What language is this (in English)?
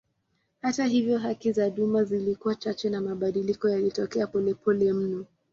Swahili